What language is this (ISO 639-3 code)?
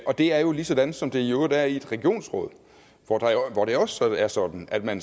dan